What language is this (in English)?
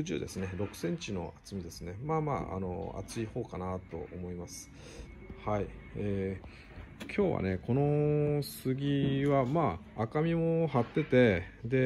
Japanese